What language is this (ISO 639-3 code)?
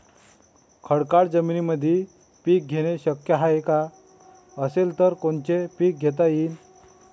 mar